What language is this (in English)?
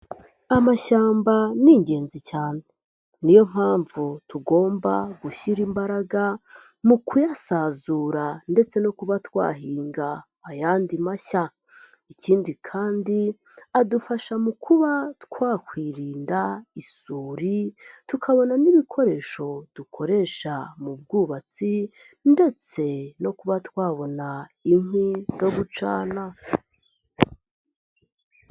Kinyarwanda